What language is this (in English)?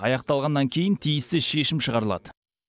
Kazakh